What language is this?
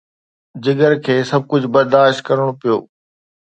Sindhi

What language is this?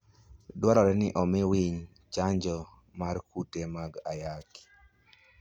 Luo (Kenya and Tanzania)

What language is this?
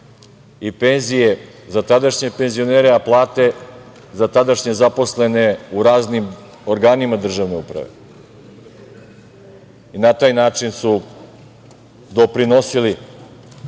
Serbian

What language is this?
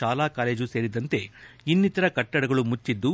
Kannada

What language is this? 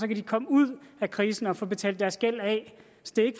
Danish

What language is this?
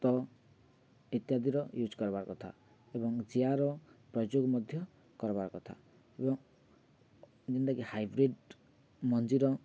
Odia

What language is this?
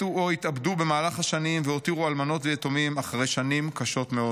Hebrew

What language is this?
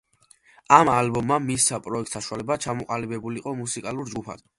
Georgian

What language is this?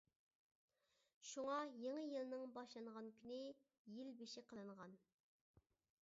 Uyghur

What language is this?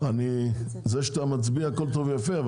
Hebrew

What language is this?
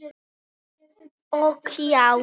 Icelandic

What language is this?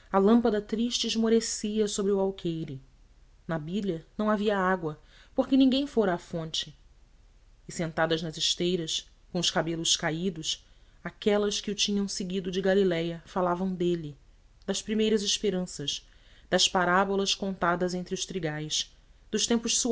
Portuguese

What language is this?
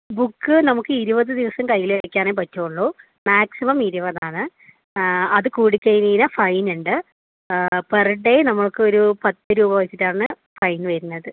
Malayalam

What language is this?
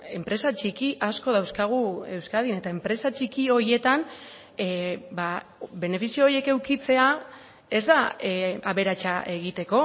Basque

